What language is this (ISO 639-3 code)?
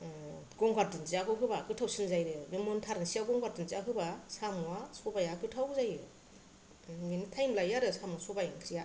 brx